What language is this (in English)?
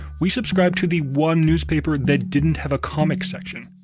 English